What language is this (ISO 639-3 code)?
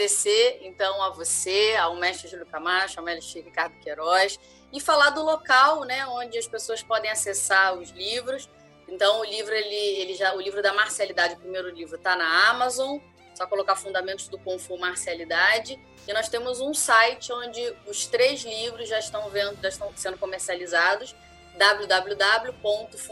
por